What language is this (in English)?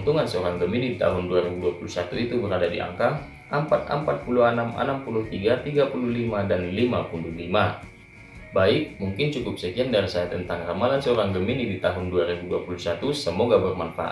Indonesian